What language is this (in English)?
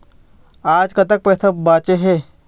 Chhattisgarhi